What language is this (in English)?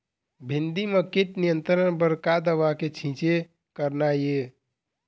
Chhattisgarhi